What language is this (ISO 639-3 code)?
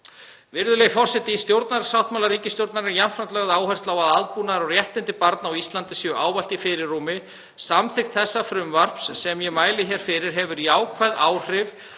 isl